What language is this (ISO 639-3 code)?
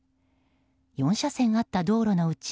jpn